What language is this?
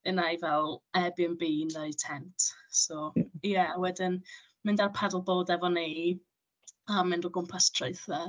Welsh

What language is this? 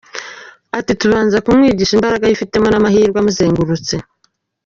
Kinyarwanda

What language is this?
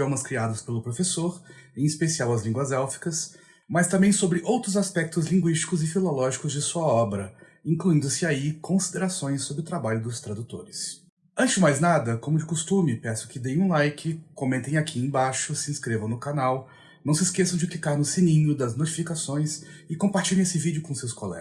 Portuguese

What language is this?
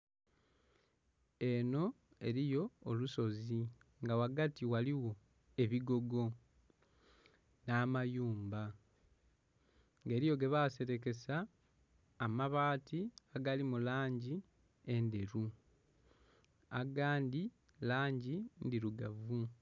Soga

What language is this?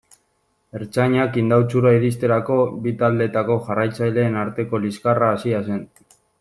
Basque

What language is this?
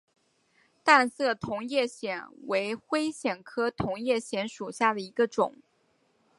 Chinese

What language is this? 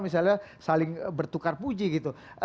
Indonesian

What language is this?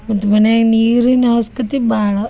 Kannada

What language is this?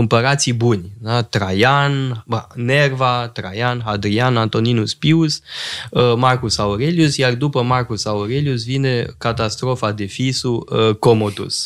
Romanian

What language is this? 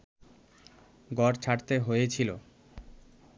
Bangla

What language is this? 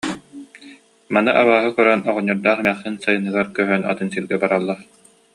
Yakut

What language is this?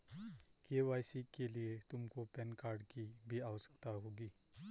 Hindi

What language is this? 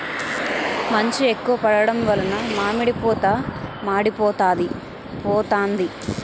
Telugu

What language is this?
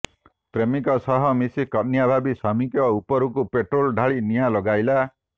Odia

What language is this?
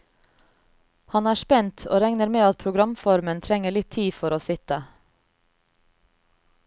Norwegian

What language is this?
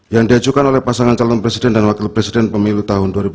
Indonesian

